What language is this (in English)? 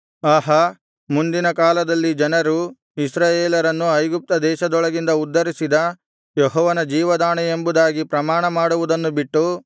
Kannada